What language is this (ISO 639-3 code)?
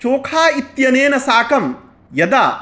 san